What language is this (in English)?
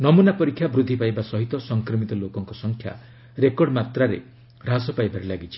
Odia